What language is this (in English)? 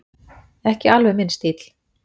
Icelandic